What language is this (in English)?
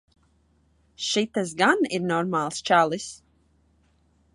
Latvian